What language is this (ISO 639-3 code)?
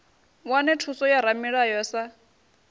ven